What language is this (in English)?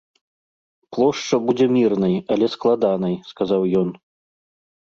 Belarusian